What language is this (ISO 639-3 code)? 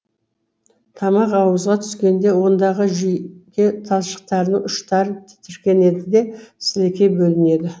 kaz